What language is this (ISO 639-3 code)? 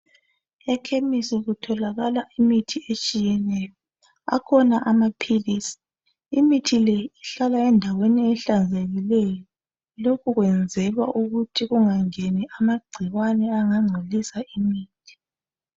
nde